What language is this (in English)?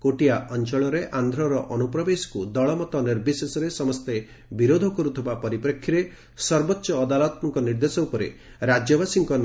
Odia